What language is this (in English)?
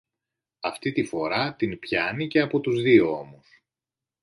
Greek